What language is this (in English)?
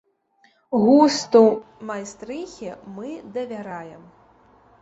Belarusian